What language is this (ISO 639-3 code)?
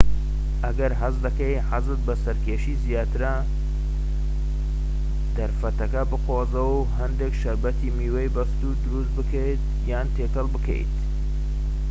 ckb